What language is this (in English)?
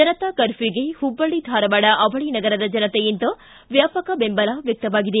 Kannada